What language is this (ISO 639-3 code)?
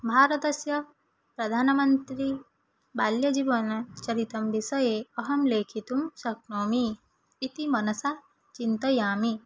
san